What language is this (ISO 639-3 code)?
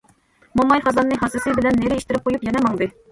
uig